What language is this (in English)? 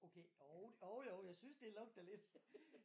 Danish